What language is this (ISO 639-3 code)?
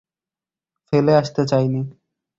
ben